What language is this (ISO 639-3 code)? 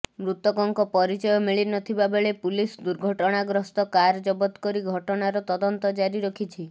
ori